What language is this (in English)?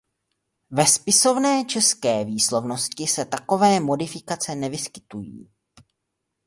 Czech